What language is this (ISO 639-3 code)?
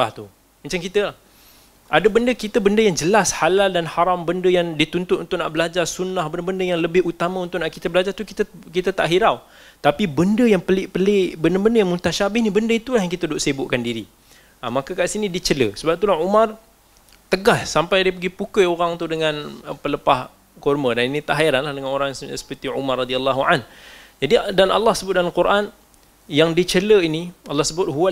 msa